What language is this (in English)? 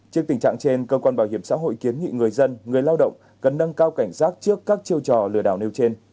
Vietnamese